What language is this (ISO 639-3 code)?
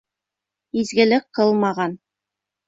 bak